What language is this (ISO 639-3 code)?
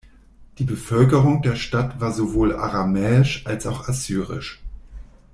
deu